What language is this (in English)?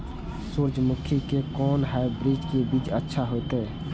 Maithili